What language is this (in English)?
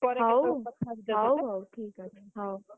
Odia